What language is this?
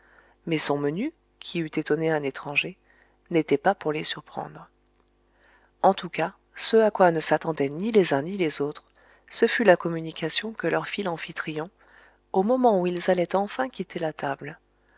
French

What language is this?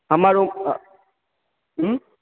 Maithili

